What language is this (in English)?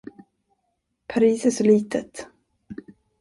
Swedish